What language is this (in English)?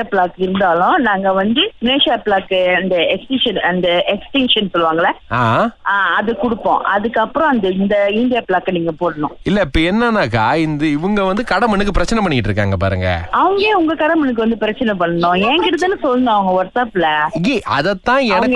Tamil